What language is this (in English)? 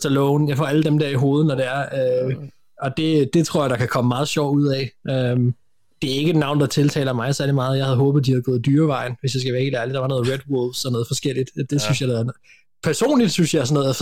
Danish